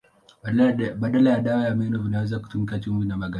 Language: Swahili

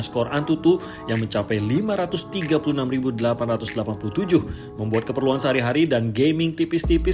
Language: Indonesian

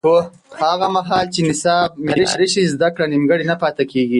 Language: Pashto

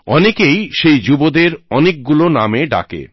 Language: Bangla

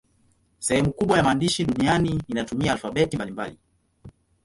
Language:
Swahili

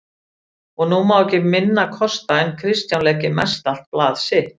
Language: Icelandic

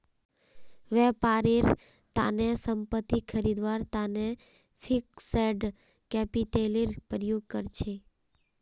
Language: Magahi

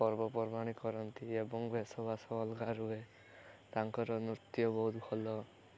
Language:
Odia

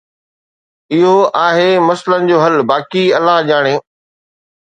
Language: Sindhi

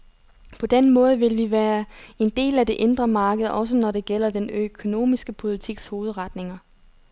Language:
Danish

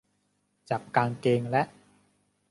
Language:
Thai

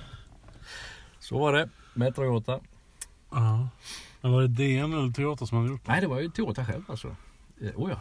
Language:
Swedish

